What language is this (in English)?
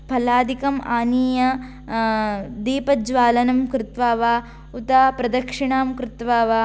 Sanskrit